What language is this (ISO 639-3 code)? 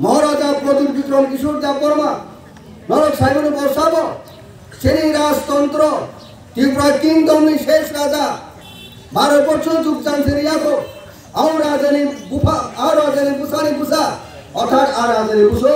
ind